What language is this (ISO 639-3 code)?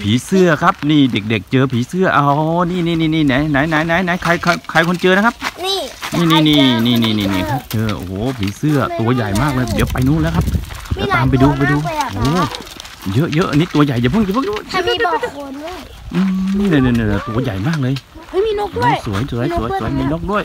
tha